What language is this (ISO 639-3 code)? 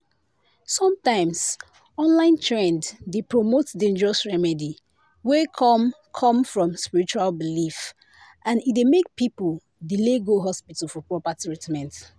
pcm